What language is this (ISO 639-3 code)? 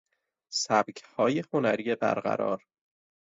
fas